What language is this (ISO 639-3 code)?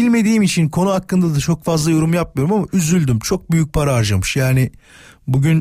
tur